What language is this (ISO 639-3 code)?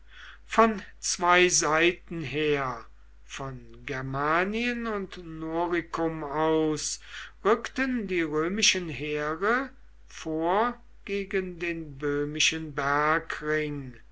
deu